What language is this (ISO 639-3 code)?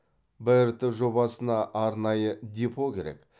kaz